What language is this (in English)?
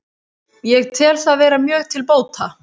Icelandic